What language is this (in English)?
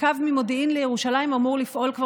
Hebrew